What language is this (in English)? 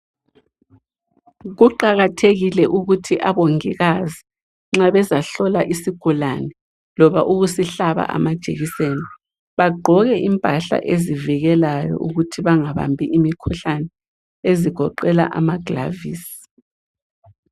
North Ndebele